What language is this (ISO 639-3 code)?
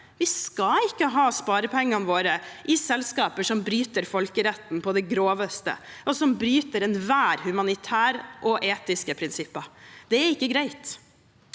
nor